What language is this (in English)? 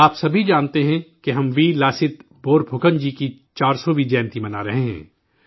Urdu